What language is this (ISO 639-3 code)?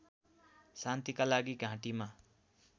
nep